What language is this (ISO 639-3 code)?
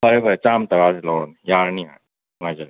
mni